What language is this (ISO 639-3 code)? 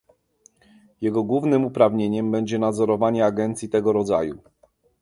pol